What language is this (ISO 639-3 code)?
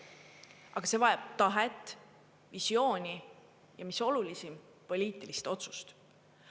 est